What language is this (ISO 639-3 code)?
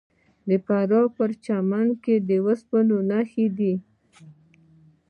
pus